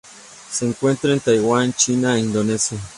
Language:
Spanish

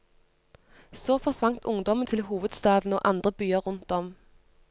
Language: Norwegian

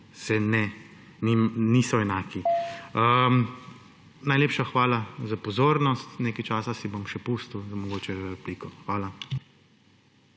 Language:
Slovenian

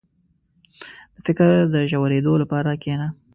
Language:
Pashto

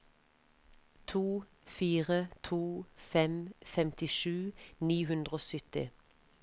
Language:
Norwegian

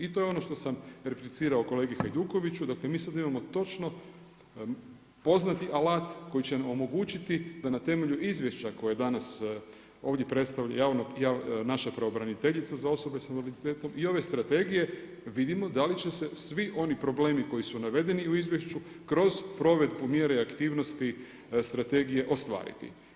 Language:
Croatian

